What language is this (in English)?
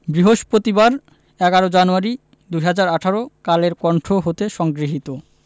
Bangla